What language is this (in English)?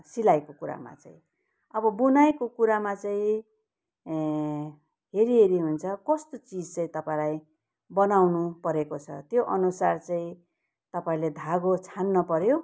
Nepali